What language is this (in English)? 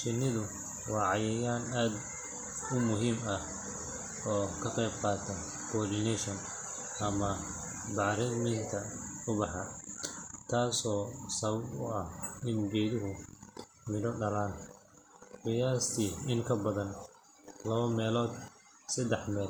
Somali